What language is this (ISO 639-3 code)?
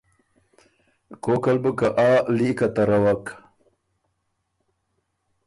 oru